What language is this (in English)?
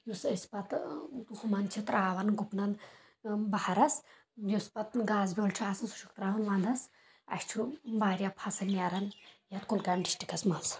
Kashmiri